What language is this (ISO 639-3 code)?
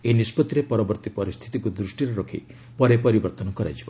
ori